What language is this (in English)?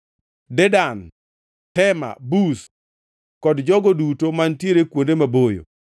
Luo (Kenya and Tanzania)